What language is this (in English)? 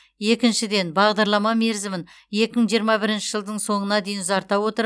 Kazakh